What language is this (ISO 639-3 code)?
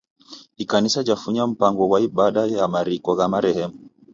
dav